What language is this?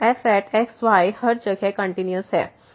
Hindi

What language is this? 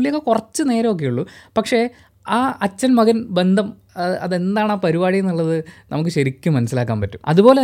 Malayalam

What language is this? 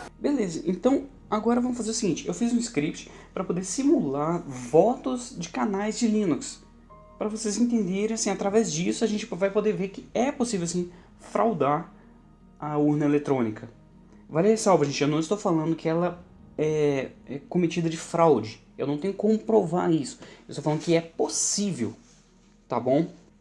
Portuguese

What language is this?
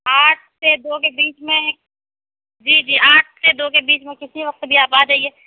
Urdu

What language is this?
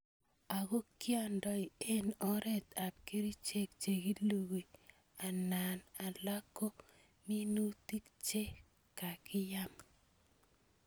Kalenjin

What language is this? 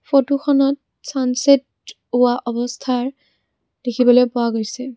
Assamese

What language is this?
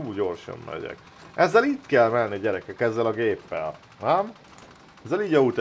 Hungarian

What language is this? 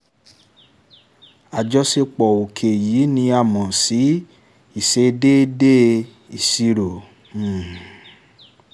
Yoruba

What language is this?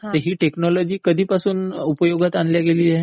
Marathi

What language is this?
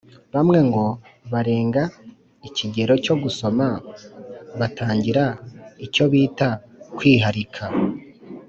Kinyarwanda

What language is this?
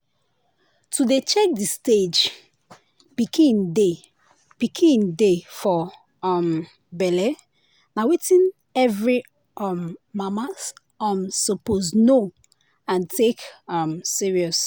Nigerian Pidgin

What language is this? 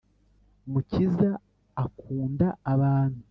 Kinyarwanda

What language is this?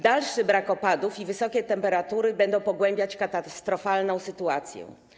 Polish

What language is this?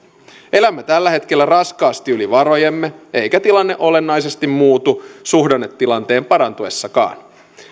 Finnish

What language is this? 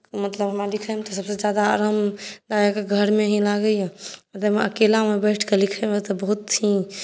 Maithili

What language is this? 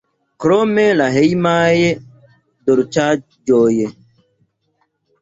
Esperanto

